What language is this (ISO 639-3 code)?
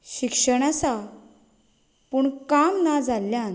kok